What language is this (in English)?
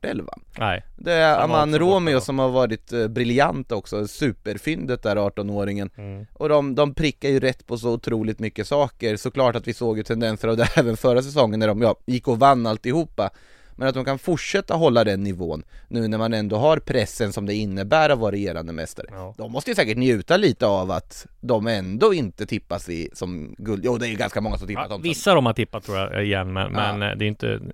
Swedish